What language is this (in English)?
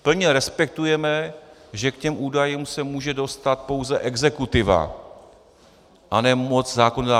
Czech